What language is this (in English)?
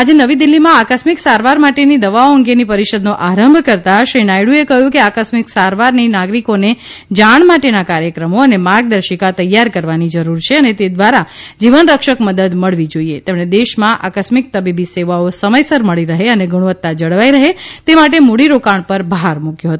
Gujarati